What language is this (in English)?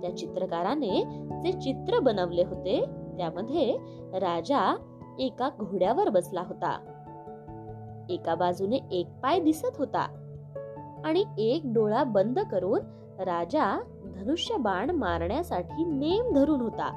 Marathi